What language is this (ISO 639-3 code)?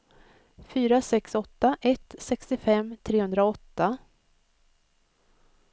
swe